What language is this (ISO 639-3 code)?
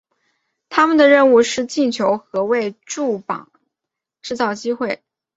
zho